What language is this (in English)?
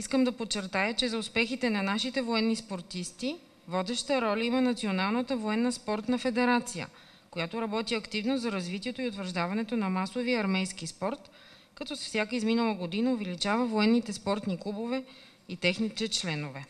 Bulgarian